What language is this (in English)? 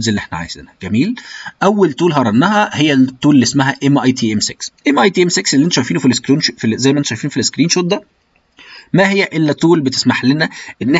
Arabic